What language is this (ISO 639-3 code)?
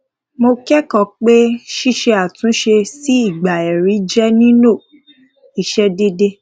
yor